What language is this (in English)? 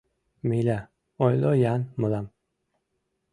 Mari